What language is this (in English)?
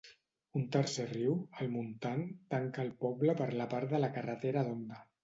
Catalan